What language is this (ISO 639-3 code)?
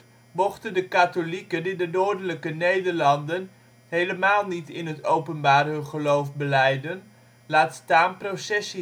nld